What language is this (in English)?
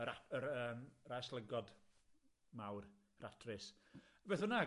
Welsh